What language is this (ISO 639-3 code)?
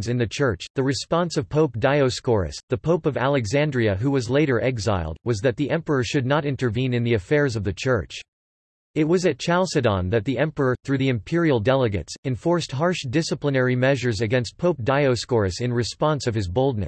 eng